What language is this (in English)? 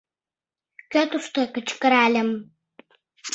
Mari